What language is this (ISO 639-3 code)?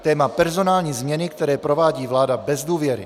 ces